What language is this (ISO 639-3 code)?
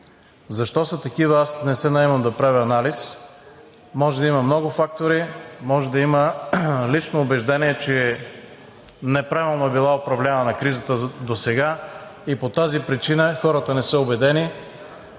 bul